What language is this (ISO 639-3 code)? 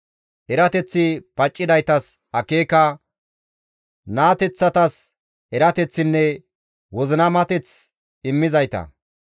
gmv